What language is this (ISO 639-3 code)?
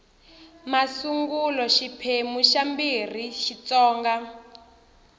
tso